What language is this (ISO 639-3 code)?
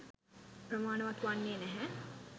sin